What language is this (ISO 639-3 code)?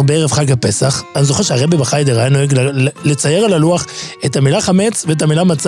heb